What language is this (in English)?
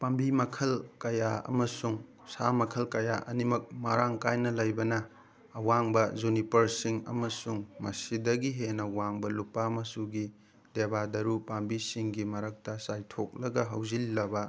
Manipuri